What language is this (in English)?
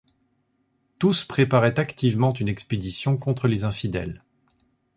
French